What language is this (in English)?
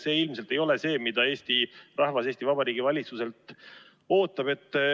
Estonian